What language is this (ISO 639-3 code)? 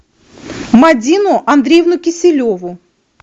rus